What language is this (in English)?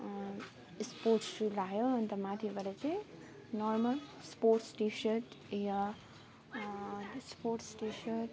Nepali